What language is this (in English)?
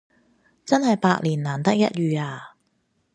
Cantonese